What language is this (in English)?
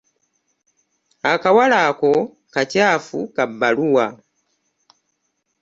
Ganda